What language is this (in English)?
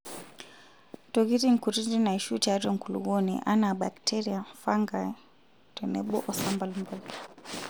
Masai